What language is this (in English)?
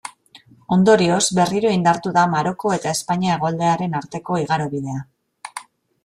Basque